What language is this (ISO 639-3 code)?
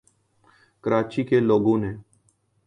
urd